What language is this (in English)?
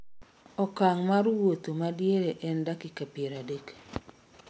Luo (Kenya and Tanzania)